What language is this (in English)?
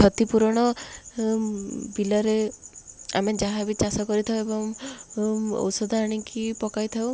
Odia